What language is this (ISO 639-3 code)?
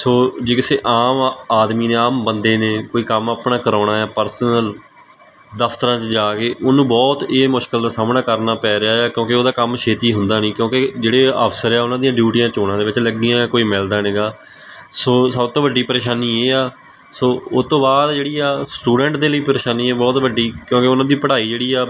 pan